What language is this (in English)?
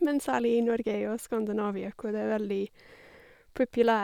Norwegian